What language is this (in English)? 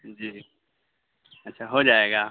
Urdu